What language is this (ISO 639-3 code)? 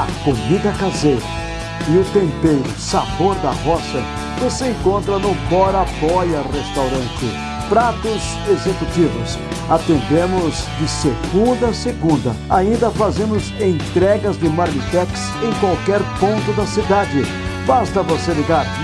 por